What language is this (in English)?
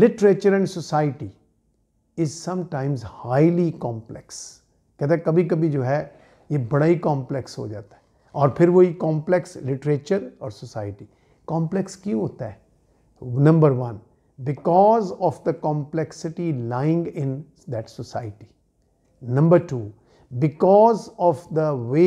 Hindi